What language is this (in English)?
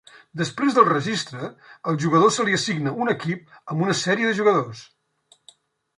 Catalan